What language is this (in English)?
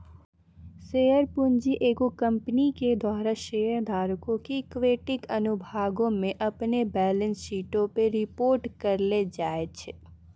Maithili